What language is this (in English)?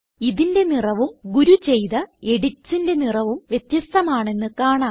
Malayalam